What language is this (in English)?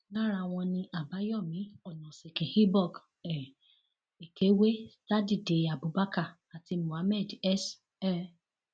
Yoruba